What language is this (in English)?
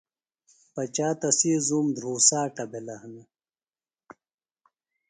Phalura